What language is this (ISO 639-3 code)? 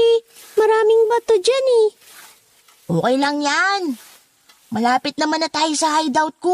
fil